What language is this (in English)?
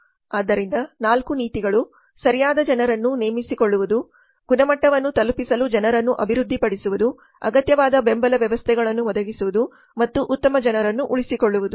Kannada